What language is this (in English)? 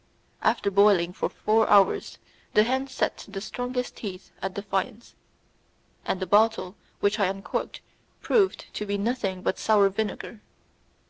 English